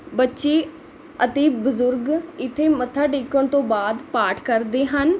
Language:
Punjabi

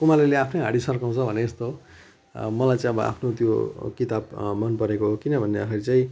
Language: Nepali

